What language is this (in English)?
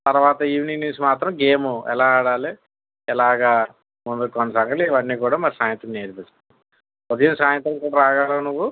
Telugu